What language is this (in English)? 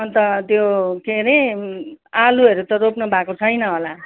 Nepali